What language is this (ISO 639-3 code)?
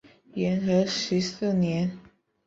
zho